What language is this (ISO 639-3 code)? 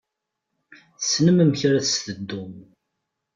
kab